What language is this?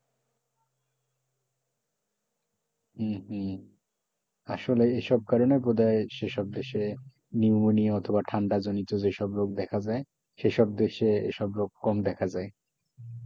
Bangla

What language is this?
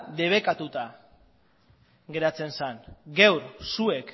Basque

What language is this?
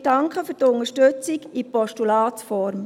Swiss German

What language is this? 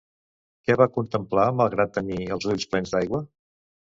Catalan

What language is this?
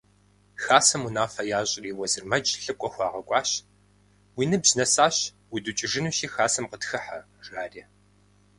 Kabardian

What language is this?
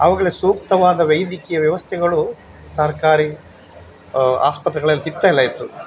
Kannada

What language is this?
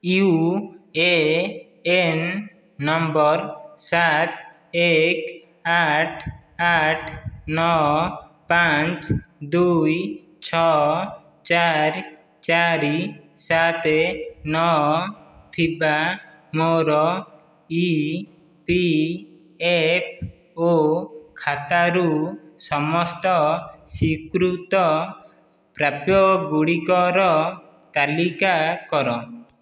Odia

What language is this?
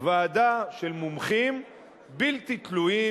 Hebrew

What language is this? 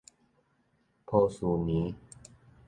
Min Nan Chinese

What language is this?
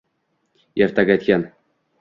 Uzbek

